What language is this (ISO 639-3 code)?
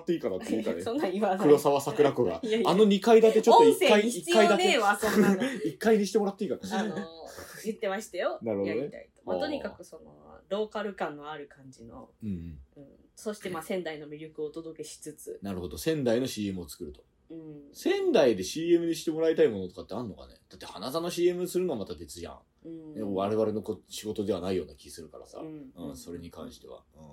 jpn